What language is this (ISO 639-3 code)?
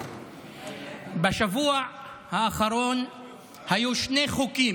heb